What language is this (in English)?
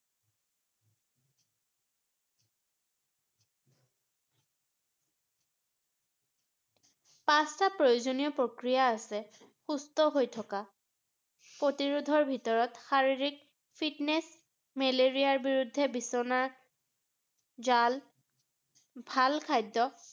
Assamese